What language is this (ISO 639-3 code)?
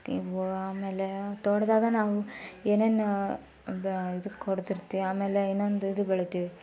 kan